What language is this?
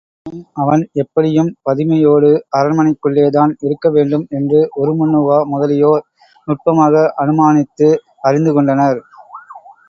Tamil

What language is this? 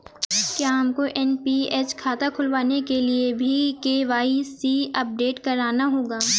Hindi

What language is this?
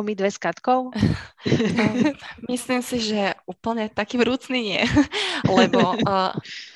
Slovak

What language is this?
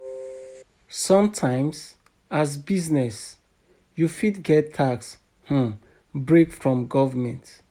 Nigerian Pidgin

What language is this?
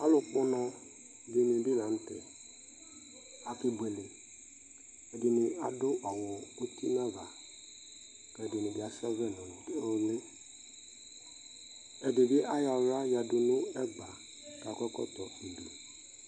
Ikposo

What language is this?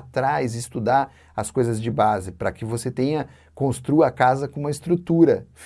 Portuguese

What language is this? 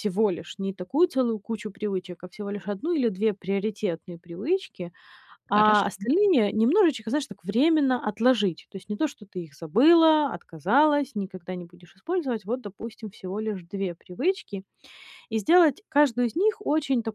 Russian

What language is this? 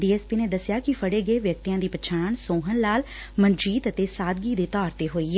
Punjabi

